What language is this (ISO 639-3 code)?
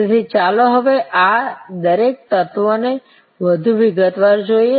guj